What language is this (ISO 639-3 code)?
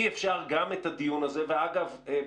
heb